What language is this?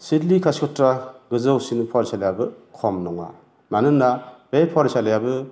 Bodo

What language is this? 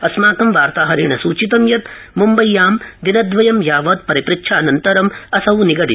Sanskrit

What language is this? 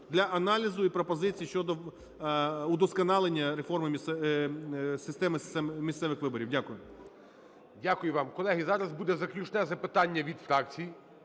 Ukrainian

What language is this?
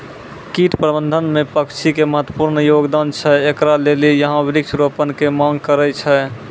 Maithili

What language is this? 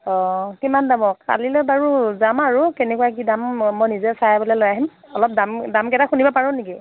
Assamese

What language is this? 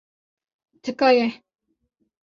Kurdish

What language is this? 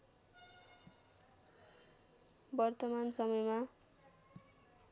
Nepali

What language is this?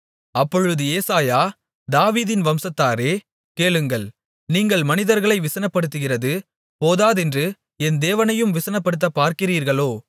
Tamil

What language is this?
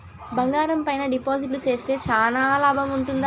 Telugu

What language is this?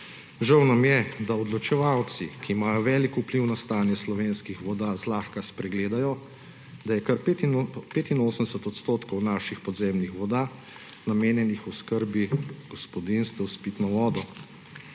Slovenian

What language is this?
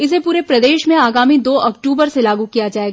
Hindi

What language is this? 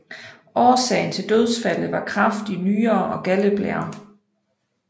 Danish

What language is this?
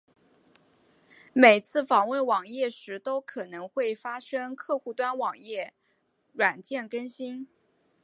Chinese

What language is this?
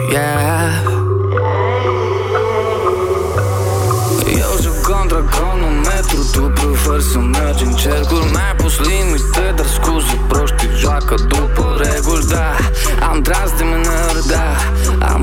Romanian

